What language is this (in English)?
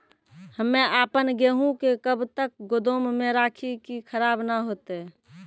Maithili